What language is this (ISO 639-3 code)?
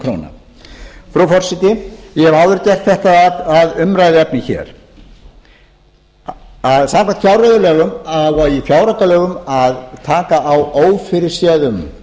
isl